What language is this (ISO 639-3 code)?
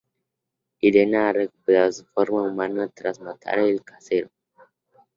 spa